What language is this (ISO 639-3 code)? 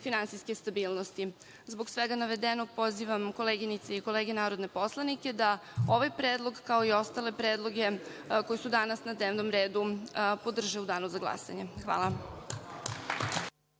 srp